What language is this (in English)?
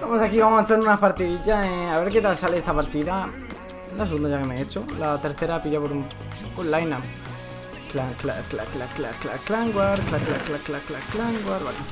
Spanish